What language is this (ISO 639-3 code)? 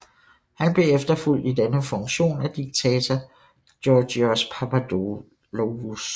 dan